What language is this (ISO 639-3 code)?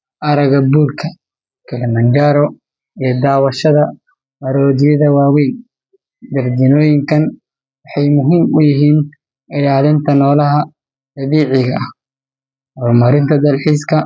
som